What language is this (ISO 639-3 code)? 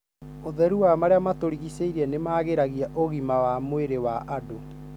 kik